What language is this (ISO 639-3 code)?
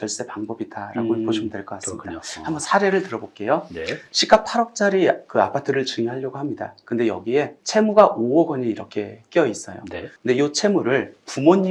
kor